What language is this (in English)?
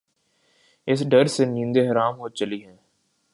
Urdu